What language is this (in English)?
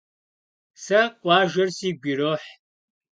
Kabardian